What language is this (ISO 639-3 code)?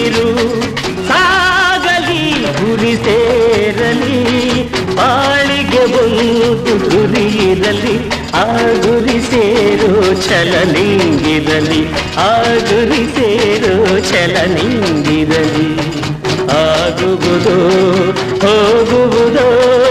kan